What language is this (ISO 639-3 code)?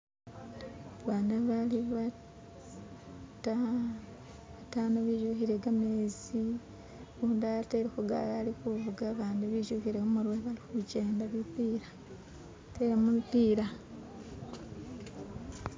myx